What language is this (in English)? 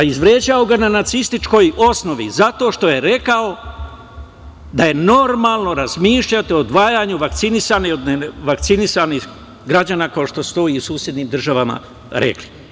Serbian